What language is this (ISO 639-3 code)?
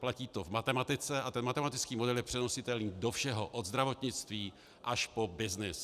ces